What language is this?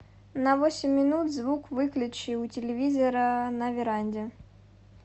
Russian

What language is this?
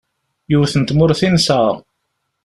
Kabyle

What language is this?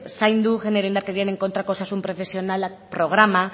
Basque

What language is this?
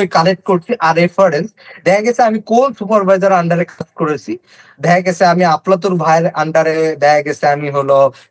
Bangla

